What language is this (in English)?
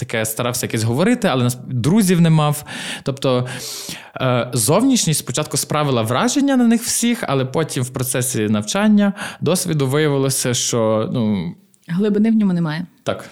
Ukrainian